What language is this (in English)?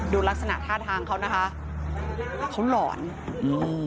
Thai